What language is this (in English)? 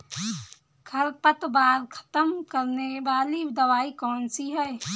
Hindi